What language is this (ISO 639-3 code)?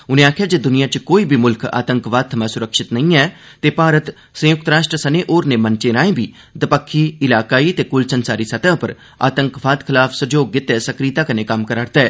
doi